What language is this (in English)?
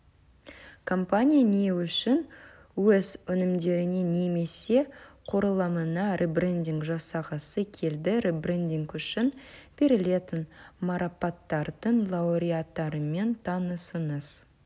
Kazakh